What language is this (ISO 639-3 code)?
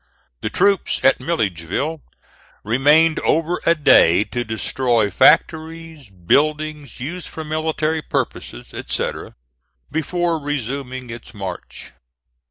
eng